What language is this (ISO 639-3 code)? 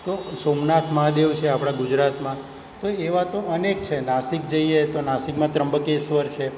guj